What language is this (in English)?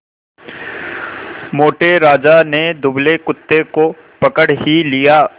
Hindi